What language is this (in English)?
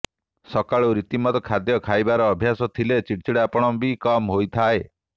Odia